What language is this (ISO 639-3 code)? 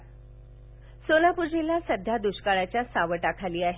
mar